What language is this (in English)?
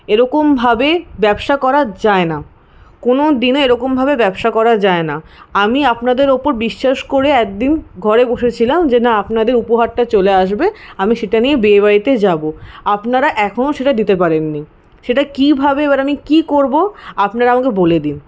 Bangla